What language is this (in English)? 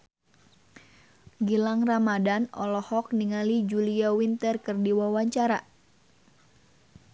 Sundanese